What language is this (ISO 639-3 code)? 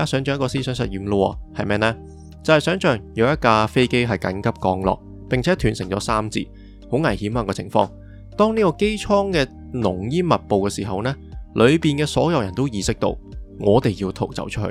zho